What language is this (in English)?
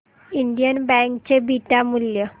Marathi